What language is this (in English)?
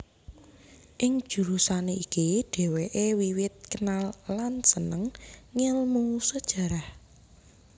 Javanese